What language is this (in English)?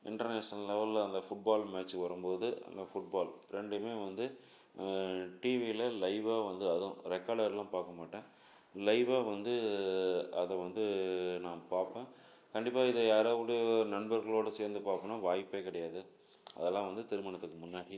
Tamil